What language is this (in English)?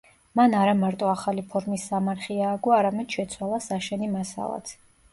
Georgian